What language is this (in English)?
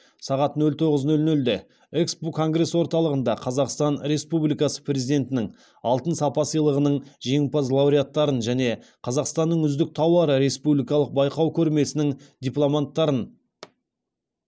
Kazakh